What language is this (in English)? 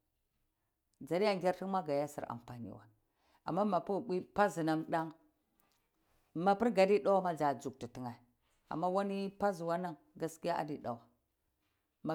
Cibak